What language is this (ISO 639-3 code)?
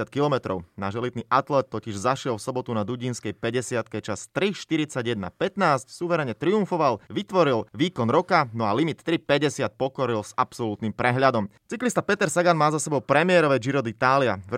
slk